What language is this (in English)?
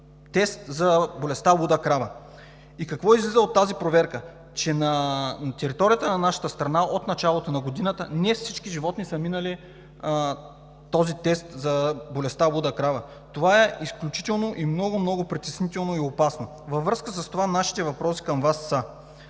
Bulgarian